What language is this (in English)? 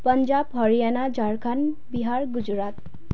Nepali